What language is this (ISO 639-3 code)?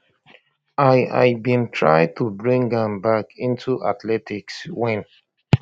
pcm